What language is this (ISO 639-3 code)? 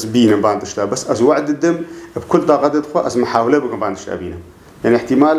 ara